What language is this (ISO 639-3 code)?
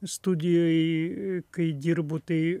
lit